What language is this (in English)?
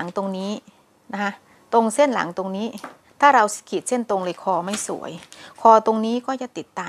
Thai